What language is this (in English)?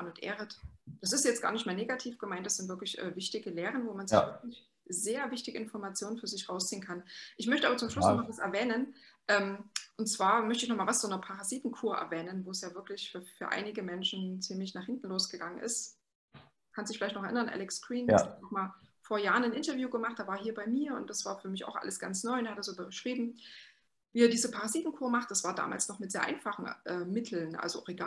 German